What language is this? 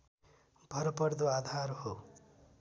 Nepali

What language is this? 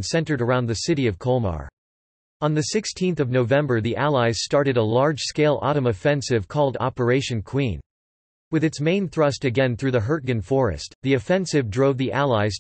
English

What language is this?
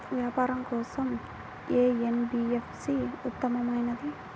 Telugu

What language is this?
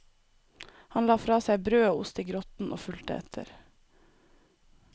Norwegian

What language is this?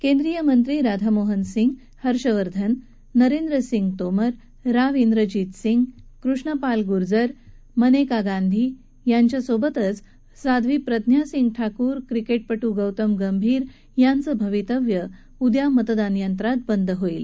Marathi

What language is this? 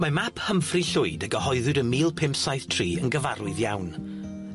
Welsh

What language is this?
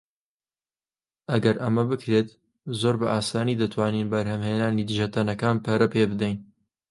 Central Kurdish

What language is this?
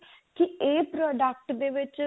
Punjabi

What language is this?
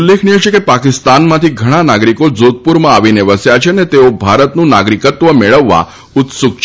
Gujarati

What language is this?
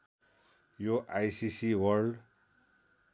Nepali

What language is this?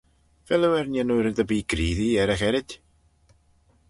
Manx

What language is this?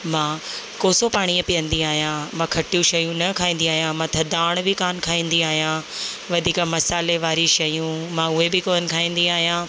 Sindhi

